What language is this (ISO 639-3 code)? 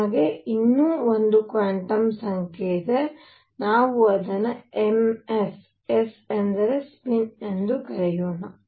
kan